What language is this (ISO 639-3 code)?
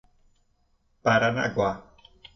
por